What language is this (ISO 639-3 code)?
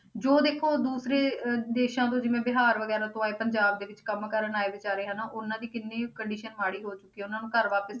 pan